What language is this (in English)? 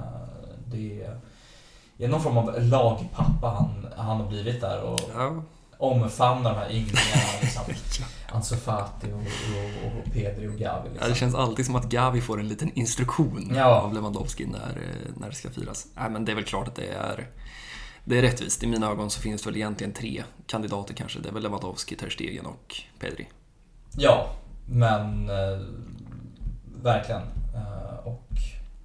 Swedish